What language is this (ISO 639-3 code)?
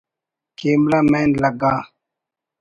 brh